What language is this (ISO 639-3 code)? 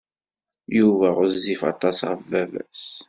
kab